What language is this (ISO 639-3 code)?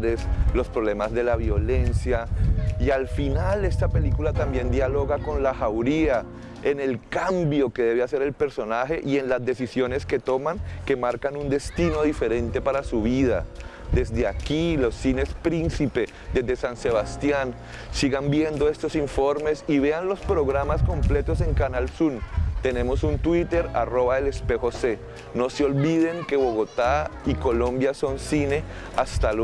spa